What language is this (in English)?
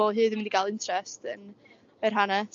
Welsh